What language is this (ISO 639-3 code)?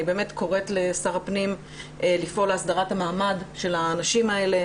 heb